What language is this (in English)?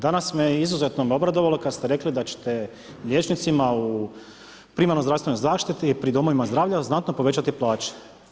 Croatian